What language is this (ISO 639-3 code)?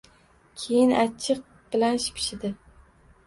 uzb